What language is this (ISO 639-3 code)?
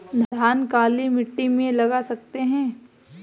hin